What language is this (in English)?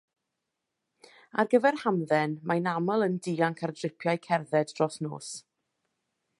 Welsh